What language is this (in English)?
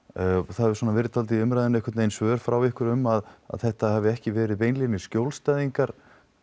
Icelandic